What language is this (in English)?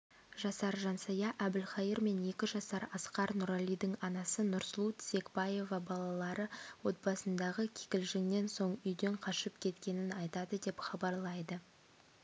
Kazakh